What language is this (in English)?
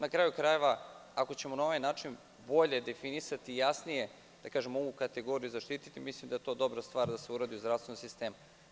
Serbian